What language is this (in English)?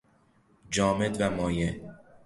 Persian